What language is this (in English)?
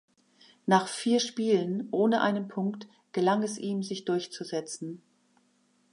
German